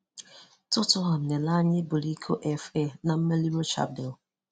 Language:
Igbo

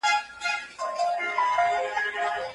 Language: Pashto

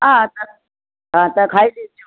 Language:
Sindhi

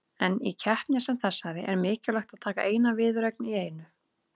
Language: Icelandic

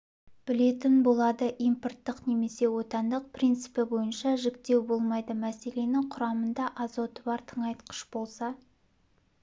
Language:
Kazakh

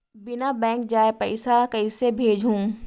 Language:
Chhattisgarhi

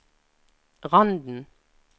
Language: Norwegian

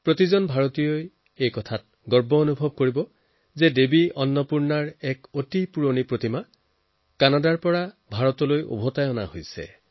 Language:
Assamese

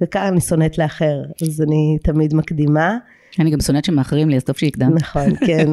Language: Hebrew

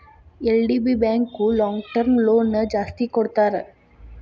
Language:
Kannada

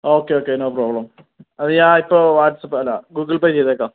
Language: Malayalam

